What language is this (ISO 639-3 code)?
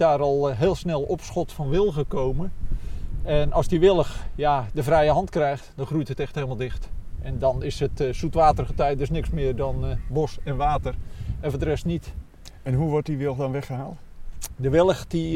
nld